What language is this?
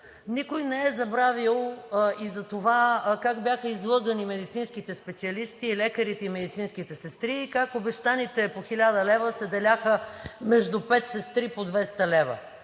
Bulgarian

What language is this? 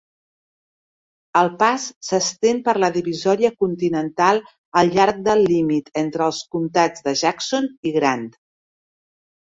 Catalan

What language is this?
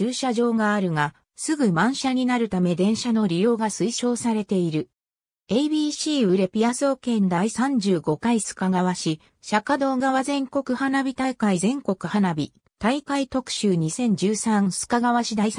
Japanese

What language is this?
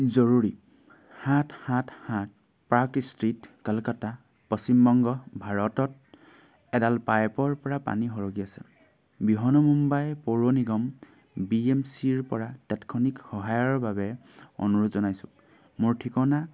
Assamese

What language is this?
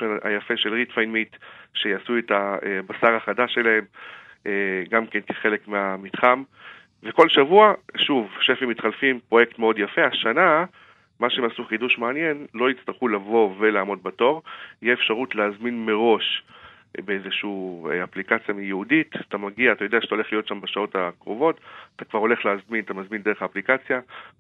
Hebrew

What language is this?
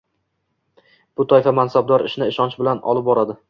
Uzbek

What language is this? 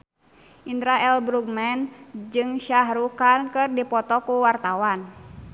Sundanese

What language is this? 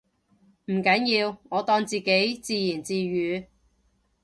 Cantonese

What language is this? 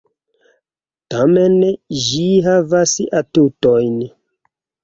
Esperanto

